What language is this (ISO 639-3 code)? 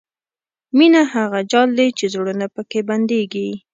pus